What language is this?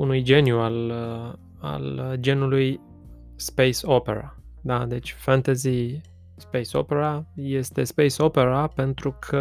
Romanian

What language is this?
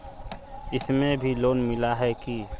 Magahi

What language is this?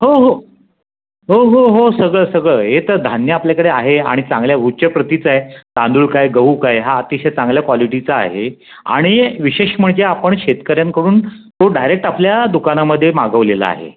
Marathi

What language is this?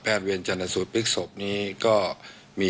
Thai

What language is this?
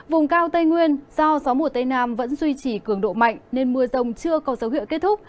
Vietnamese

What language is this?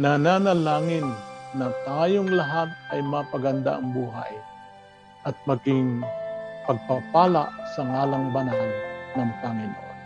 Filipino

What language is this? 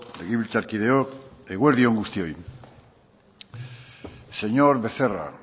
Basque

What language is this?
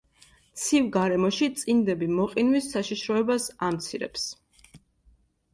Georgian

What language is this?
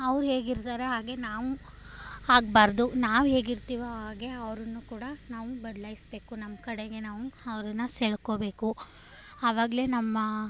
Kannada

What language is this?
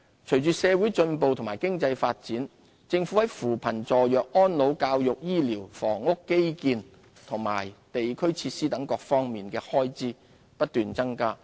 Cantonese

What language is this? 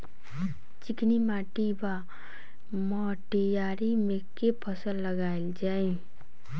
Maithili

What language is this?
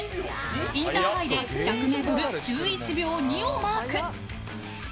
Japanese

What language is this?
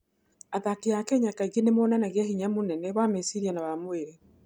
Kikuyu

